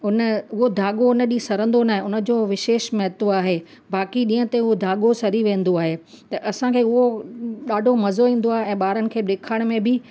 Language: Sindhi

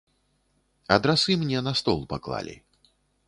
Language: Belarusian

